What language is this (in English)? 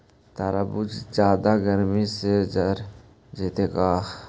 Magahi